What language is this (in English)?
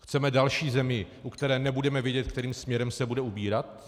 Czech